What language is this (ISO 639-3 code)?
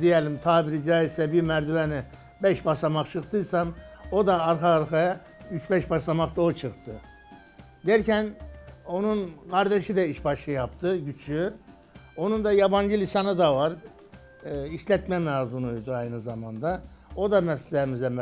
tur